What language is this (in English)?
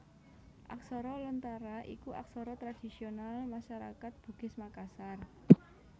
Javanese